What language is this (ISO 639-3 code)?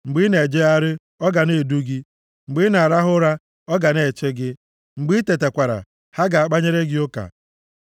ibo